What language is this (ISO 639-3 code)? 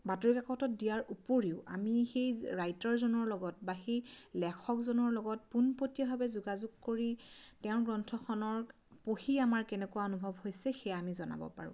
asm